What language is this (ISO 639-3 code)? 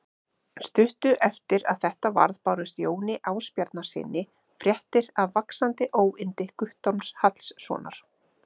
isl